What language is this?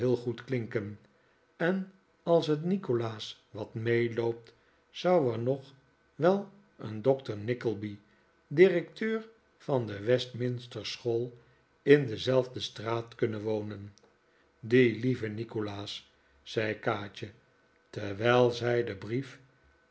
Dutch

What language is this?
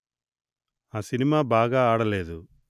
Telugu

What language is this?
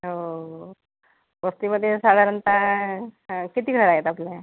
Marathi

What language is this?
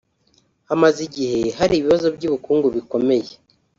Kinyarwanda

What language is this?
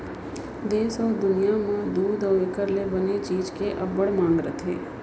Chhattisgarhi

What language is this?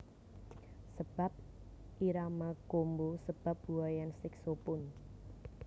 Javanese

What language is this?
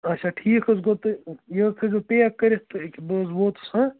Kashmiri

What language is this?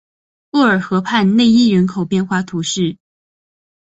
Chinese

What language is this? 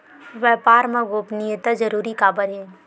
Chhattisgarhi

